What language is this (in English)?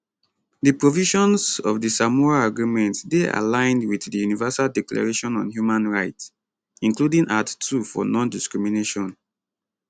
Nigerian Pidgin